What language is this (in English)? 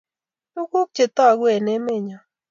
Kalenjin